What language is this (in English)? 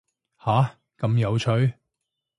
Cantonese